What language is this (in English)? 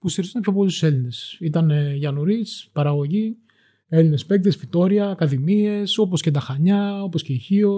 Greek